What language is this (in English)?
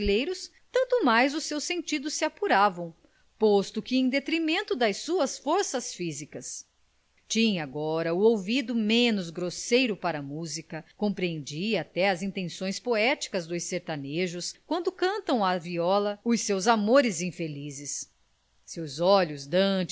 Portuguese